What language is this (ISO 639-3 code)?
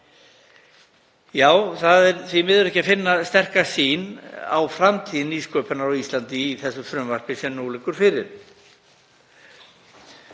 isl